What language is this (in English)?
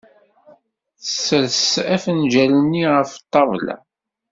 Kabyle